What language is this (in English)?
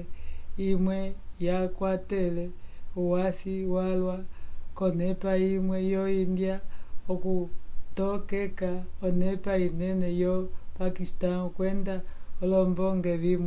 Umbundu